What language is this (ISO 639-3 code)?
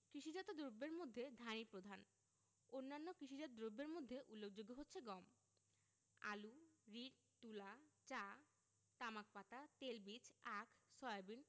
ben